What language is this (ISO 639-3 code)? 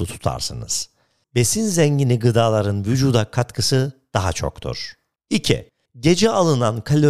tur